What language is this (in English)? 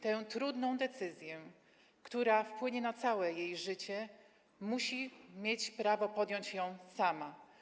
Polish